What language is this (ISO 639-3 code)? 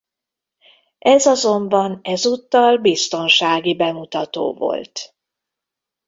hun